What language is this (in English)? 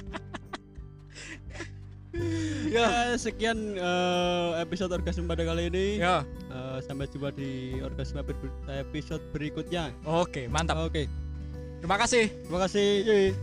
Indonesian